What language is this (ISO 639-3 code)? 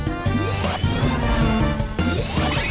tha